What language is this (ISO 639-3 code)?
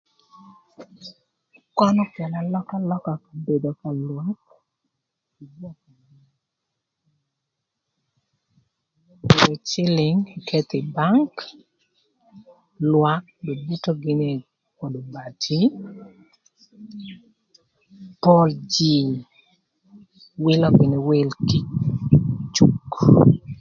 lth